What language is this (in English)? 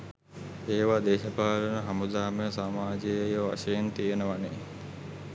Sinhala